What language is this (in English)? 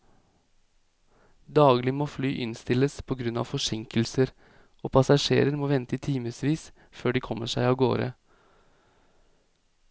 Norwegian